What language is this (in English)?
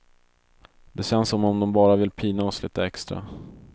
Swedish